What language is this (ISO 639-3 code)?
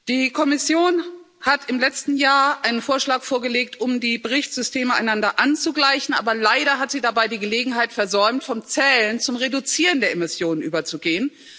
deu